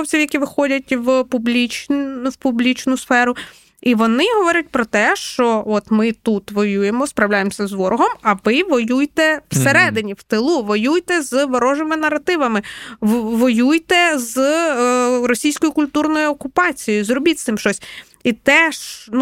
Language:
Ukrainian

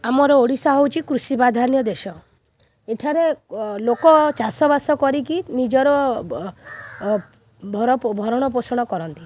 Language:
Odia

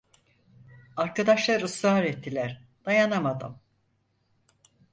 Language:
Turkish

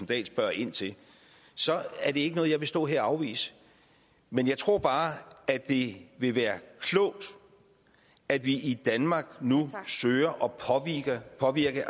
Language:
Danish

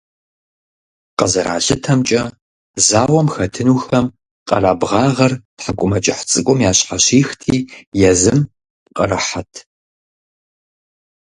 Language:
Kabardian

